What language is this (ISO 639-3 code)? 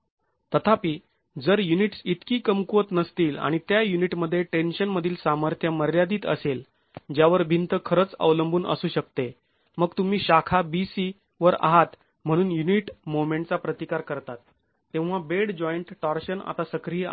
mar